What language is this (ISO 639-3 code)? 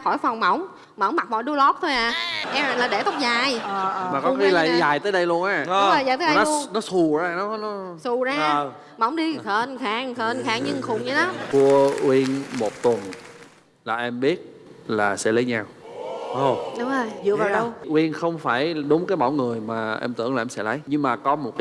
vie